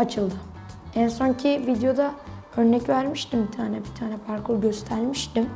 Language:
Turkish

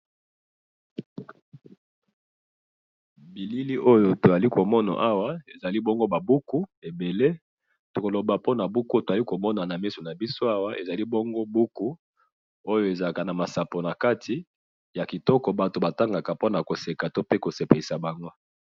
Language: Lingala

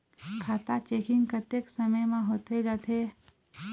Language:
Chhattisgarhi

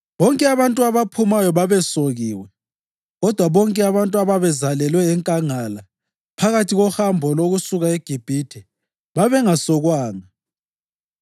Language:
North Ndebele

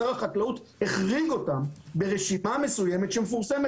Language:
Hebrew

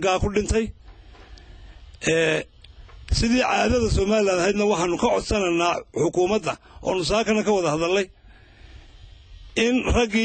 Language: Arabic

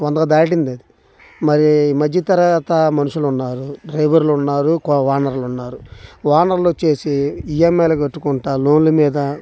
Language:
Telugu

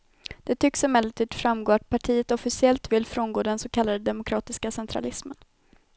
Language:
Swedish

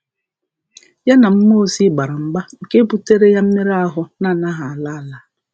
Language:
Igbo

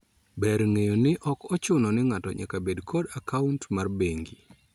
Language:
Luo (Kenya and Tanzania)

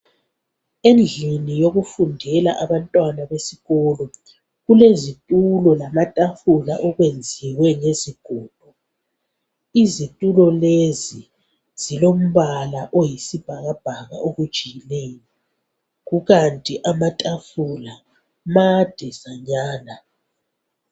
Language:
North Ndebele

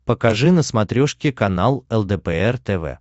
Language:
Russian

